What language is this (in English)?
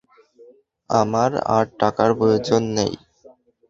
Bangla